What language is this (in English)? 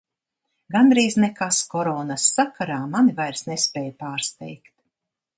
Latvian